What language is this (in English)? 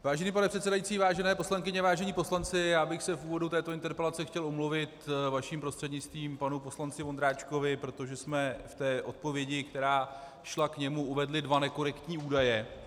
Czech